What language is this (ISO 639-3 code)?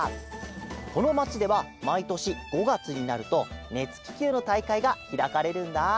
jpn